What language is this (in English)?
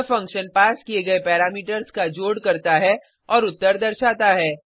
Hindi